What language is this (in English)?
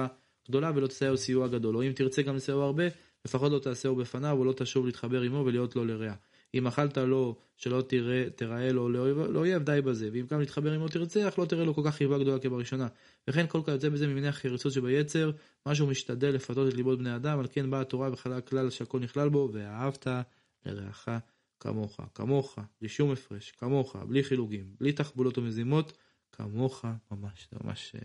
Hebrew